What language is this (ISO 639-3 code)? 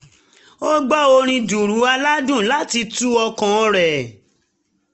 yor